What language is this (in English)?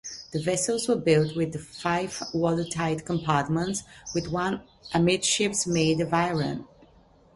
English